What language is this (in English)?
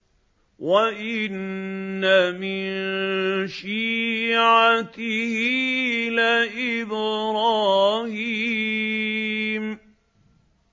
Arabic